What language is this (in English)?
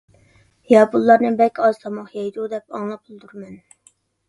Uyghur